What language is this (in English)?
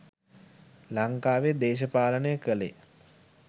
Sinhala